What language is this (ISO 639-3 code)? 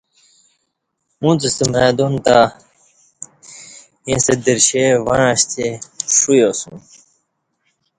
bsh